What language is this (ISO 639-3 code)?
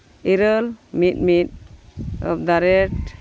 sat